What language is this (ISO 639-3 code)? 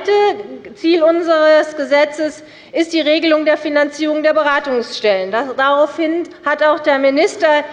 deu